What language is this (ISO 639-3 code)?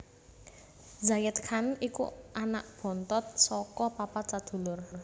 jav